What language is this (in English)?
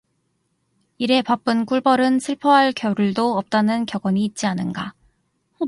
Korean